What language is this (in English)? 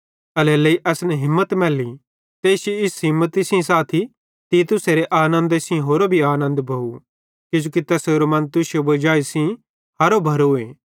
Bhadrawahi